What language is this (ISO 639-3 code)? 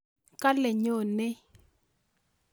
kln